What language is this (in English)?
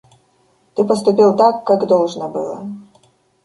Russian